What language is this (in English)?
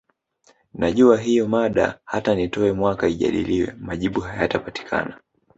Swahili